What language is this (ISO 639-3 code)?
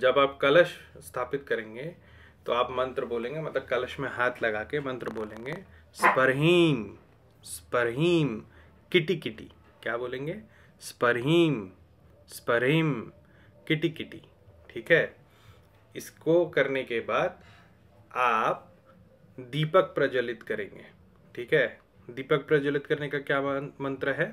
hin